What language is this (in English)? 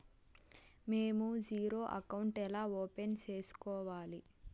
Telugu